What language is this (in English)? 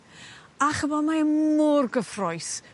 Welsh